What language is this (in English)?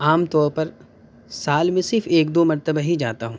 Urdu